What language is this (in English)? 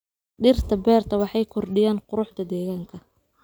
Somali